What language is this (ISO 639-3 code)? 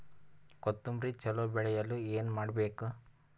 kan